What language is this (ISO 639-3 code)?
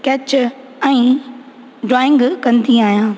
snd